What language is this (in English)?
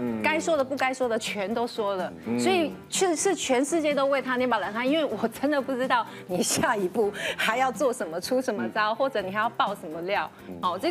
Chinese